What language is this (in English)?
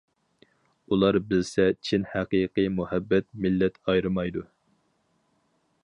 Uyghur